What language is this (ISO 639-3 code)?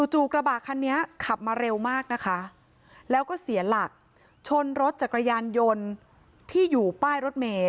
tha